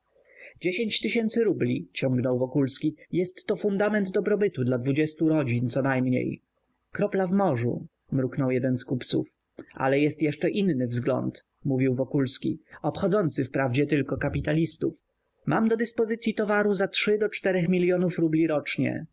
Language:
Polish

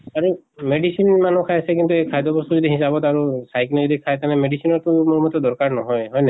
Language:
Assamese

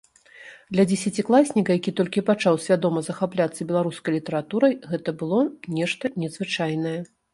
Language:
Belarusian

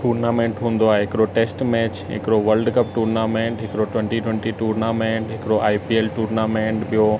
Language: Sindhi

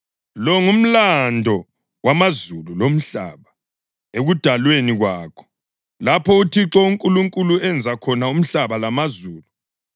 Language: North Ndebele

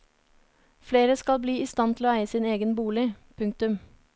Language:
Norwegian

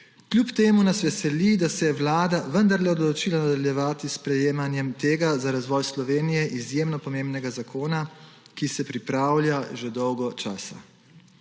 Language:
Slovenian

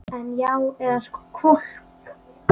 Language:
Icelandic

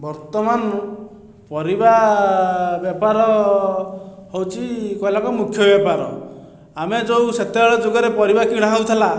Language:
Odia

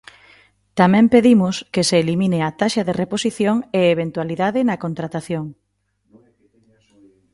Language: Galician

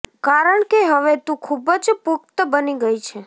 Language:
Gujarati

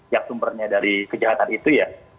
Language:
Indonesian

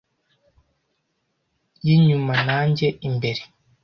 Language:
Kinyarwanda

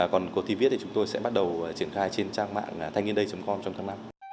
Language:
Vietnamese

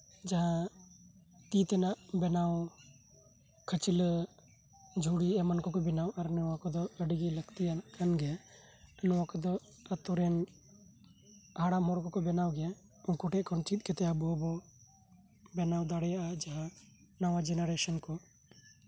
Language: Santali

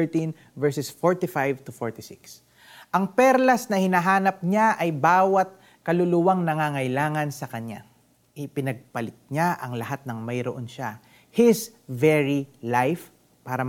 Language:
Filipino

